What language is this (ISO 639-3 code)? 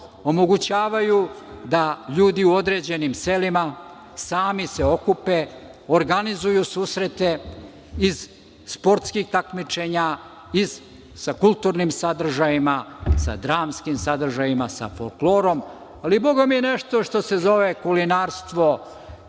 srp